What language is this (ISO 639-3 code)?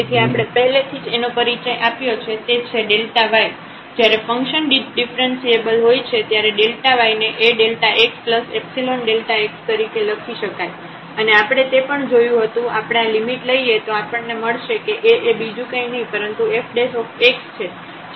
guj